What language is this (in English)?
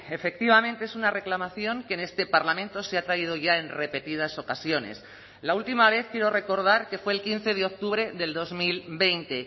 Spanish